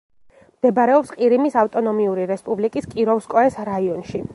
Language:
Georgian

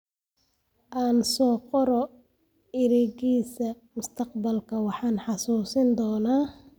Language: Somali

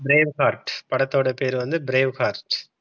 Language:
Tamil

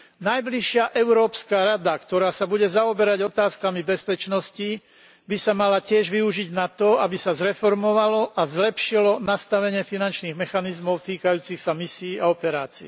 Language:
Slovak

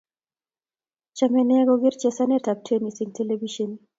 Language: Kalenjin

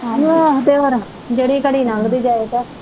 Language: Punjabi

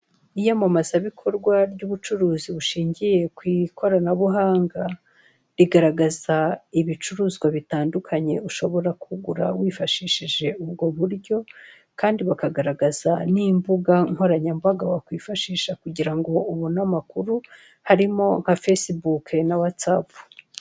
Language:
Kinyarwanda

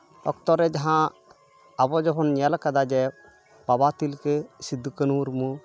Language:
Santali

